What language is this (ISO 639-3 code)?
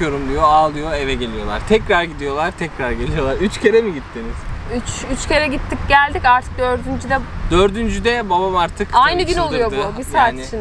tur